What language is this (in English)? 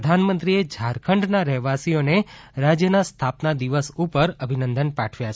Gujarati